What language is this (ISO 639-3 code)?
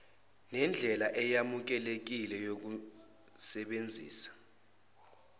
zul